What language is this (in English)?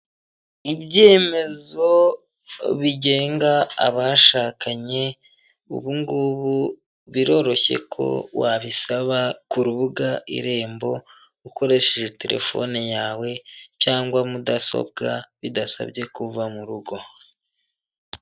Kinyarwanda